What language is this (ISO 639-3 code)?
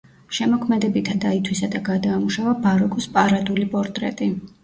kat